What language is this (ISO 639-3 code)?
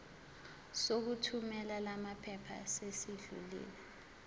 zul